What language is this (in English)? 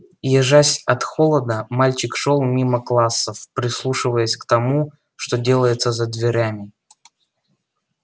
Russian